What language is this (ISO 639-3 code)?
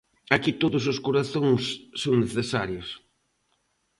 glg